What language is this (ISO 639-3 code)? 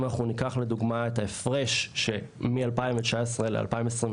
heb